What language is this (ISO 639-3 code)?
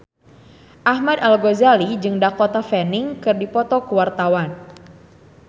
sun